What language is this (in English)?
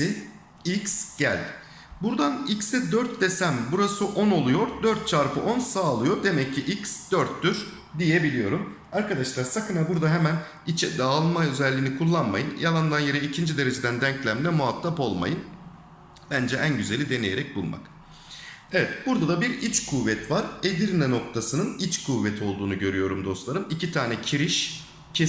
Turkish